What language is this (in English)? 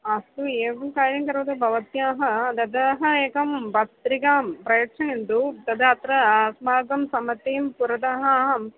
Sanskrit